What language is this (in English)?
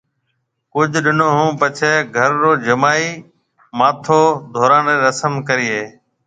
Marwari (Pakistan)